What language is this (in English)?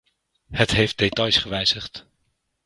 Dutch